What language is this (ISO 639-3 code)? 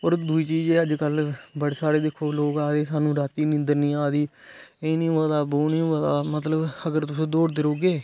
doi